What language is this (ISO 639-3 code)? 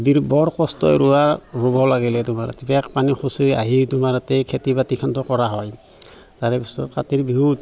asm